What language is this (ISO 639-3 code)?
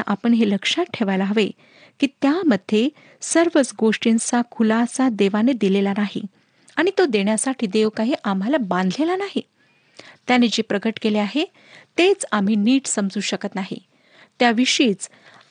mar